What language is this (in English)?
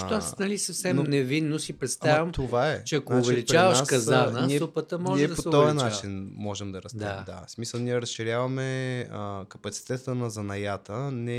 Bulgarian